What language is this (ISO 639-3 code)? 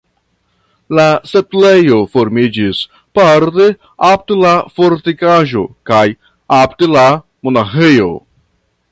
epo